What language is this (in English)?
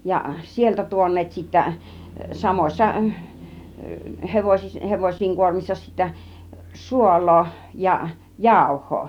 Finnish